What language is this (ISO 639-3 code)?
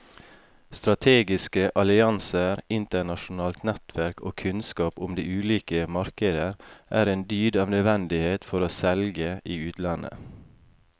nor